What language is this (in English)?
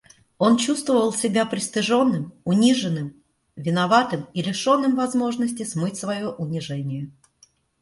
Russian